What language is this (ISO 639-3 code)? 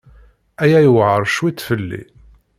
kab